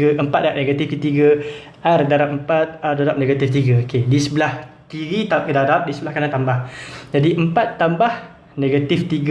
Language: Malay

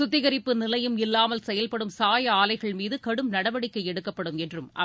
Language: Tamil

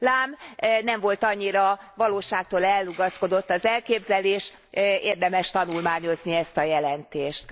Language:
Hungarian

